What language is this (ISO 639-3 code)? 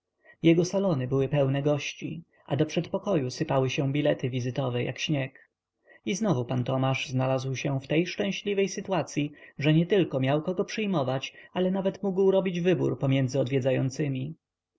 pol